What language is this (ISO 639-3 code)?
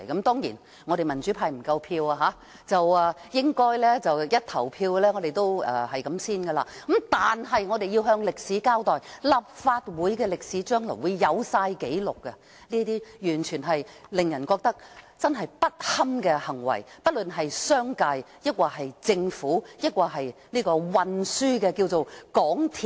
yue